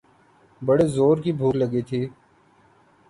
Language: Urdu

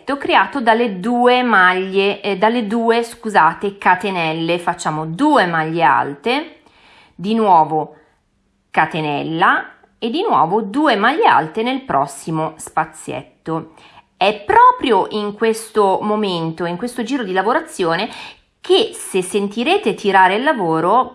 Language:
Italian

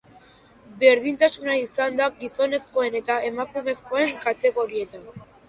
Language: Basque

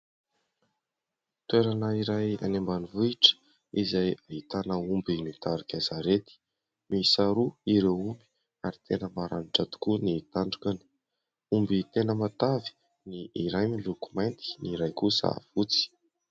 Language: Malagasy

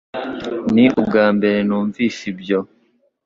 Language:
Kinyarwanda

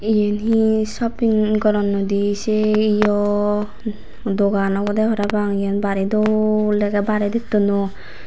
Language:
Chakma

